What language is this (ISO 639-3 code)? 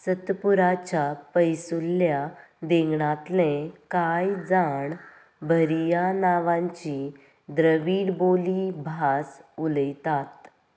kok